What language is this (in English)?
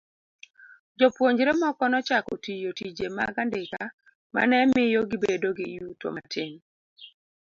Luo (Kenya and Tanzania)